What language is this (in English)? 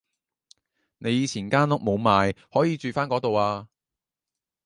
Cantonese